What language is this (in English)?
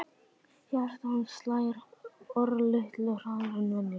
Icelandic